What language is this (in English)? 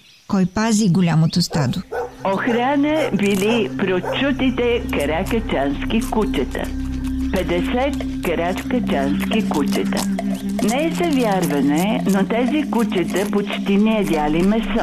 Bulgarian